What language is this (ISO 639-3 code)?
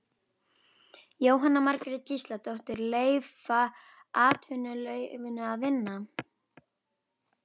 isl